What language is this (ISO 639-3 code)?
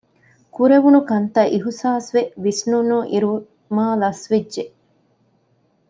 div